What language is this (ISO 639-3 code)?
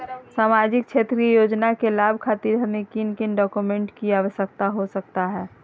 mag